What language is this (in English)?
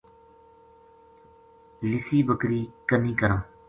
Gujari